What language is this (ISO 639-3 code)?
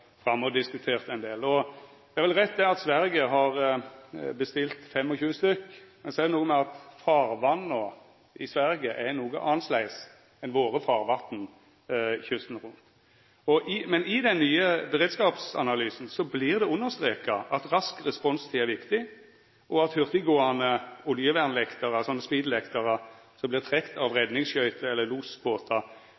nno